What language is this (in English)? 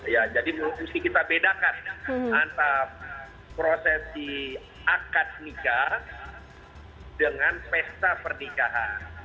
Indonesian